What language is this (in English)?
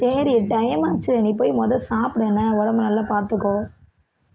Tamil